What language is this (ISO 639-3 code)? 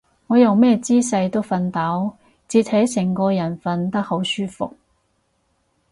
yue